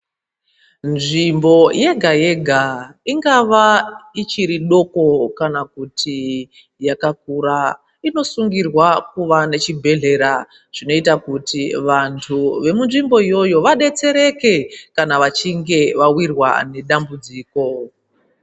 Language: Ndau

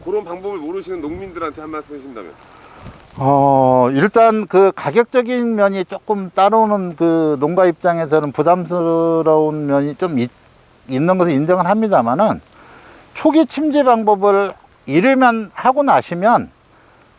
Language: Korean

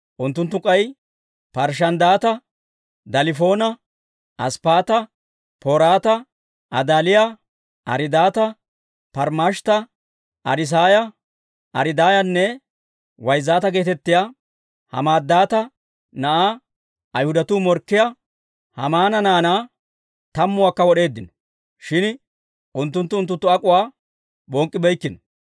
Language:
Dawro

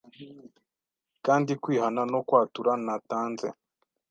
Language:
Kinyarwanda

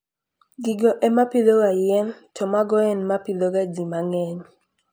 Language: Luo (Kenya and Tanzania)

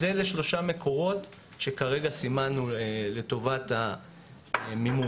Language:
Hebrew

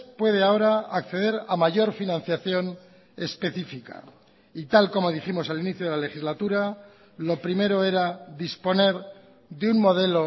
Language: Spanish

